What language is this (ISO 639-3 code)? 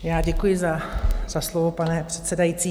ces